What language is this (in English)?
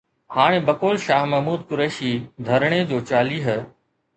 Sindhi